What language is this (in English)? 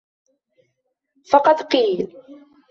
Arabic